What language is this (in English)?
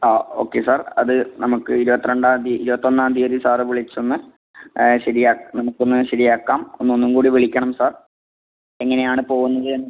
Malayalam